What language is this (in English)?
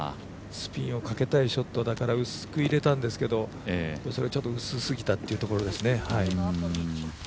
Japanese